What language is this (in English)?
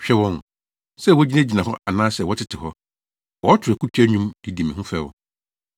Akan